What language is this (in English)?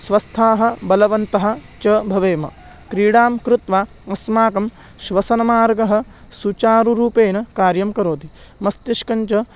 Sanskrit